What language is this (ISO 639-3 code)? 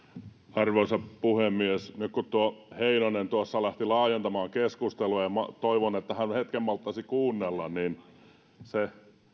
fin